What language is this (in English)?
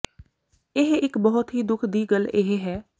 Punjabi